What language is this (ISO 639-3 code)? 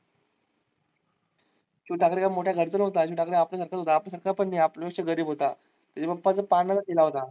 mar